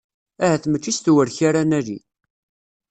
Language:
Kabyle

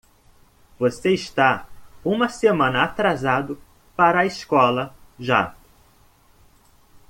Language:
Portuguese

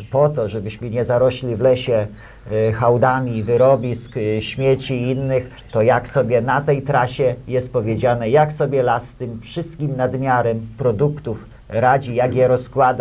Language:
Polish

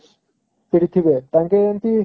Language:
Odia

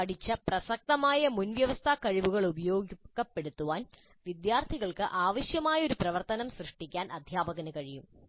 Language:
Malayalam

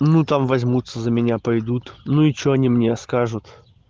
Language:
Russian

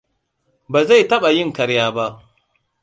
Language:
Hausa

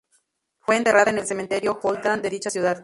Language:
Spanish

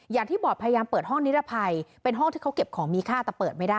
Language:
Thai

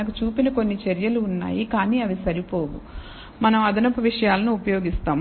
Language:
Telugu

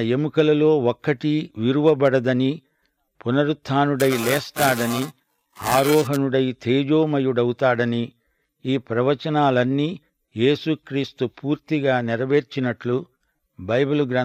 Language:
Telugu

